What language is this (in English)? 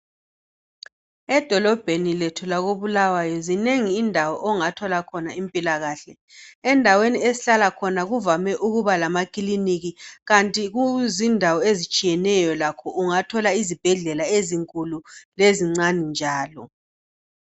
North Ndebele